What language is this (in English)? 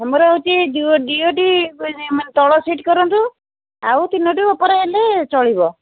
Odia